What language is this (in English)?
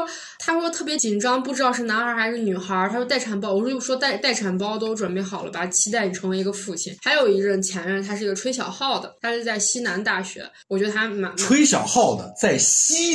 Chinese